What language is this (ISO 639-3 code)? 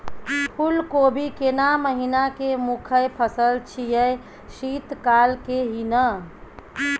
mai